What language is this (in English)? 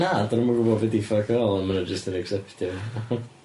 Welsh